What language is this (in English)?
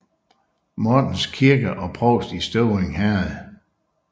Danish